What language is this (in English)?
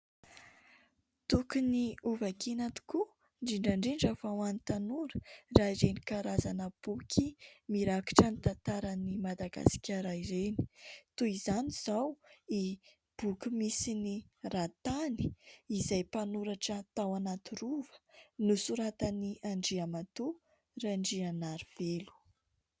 Malagasy